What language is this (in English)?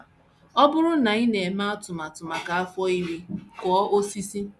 Igbo